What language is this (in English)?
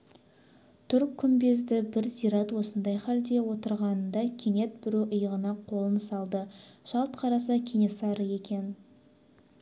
Kazakh